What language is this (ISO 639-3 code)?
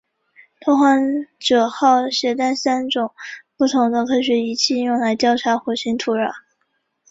zho